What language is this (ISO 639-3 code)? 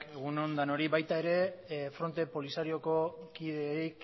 eus